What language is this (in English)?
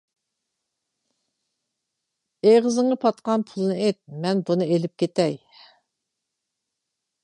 Uyghur